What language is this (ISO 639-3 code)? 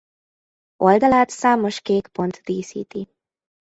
hun